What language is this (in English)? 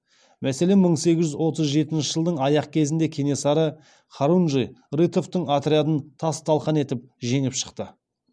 Kazakh